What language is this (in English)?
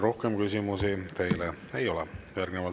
Estonian